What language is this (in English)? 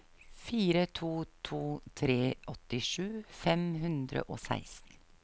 Norwegian